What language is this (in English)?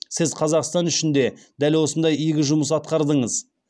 Kazakh